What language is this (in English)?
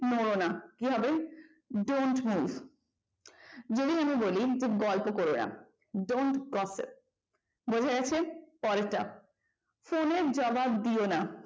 Bangla